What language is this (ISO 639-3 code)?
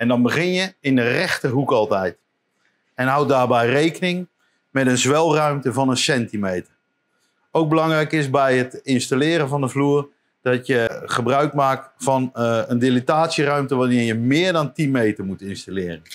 nld